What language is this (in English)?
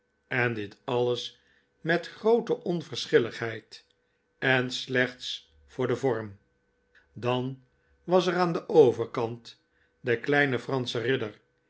Dutch